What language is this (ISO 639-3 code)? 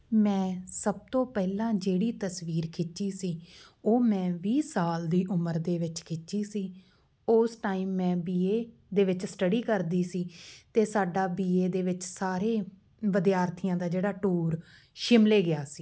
pan